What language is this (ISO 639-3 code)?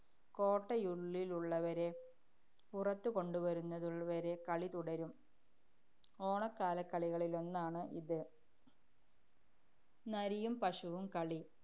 mal